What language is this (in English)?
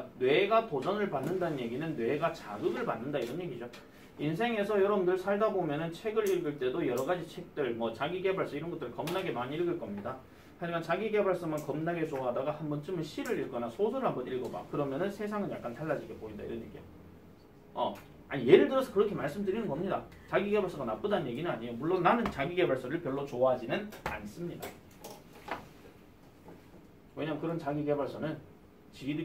Korean